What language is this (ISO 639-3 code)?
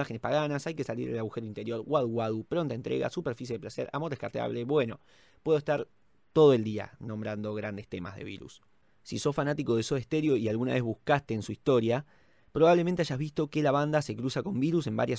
spa